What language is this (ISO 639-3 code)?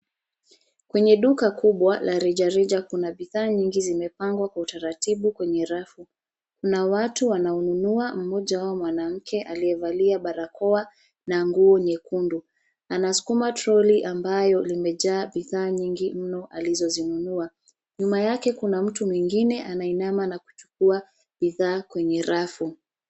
swa